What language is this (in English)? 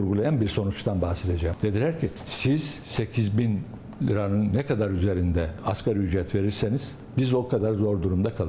Turkish